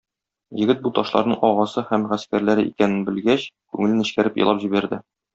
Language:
Tatar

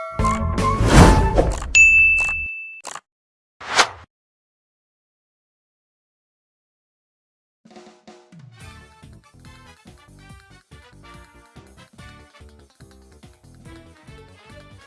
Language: Italian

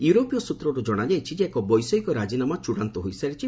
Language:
Odia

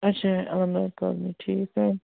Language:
Kashmiri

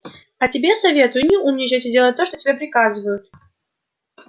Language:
Russian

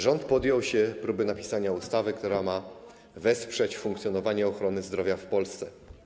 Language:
Polish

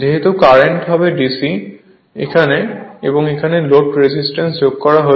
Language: Bangla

